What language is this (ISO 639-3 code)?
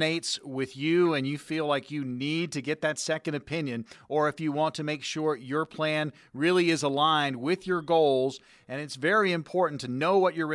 eng